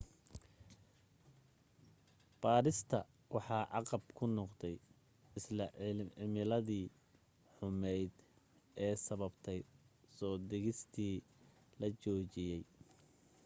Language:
Somali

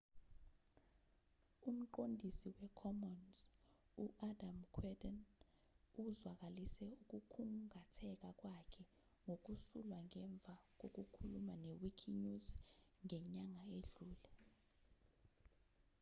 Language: Zulu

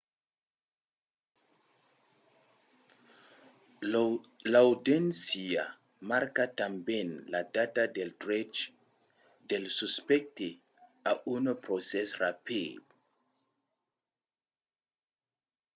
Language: Occitan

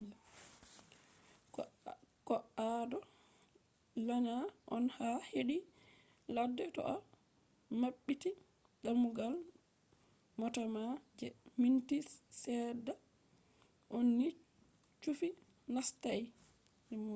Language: Fula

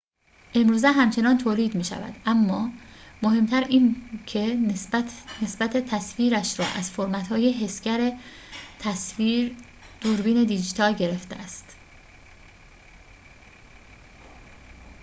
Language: Persian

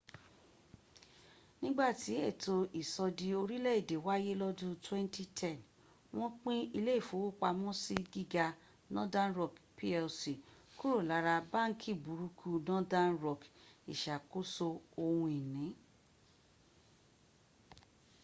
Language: Yoruba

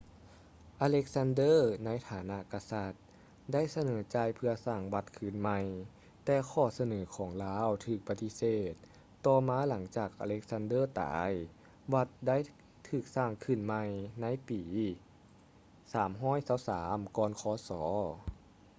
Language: Lao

